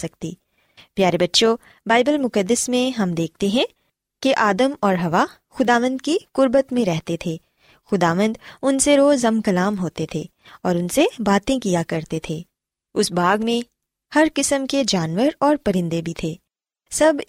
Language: Urdu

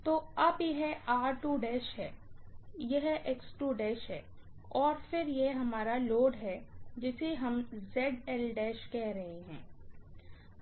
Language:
Hindi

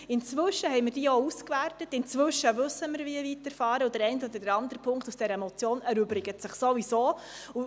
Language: Swiss German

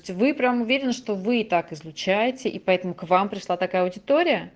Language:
Russian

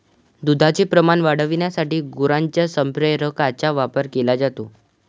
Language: Marathi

